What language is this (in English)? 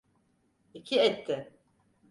Turkish